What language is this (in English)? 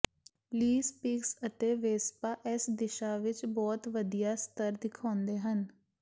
Punjabi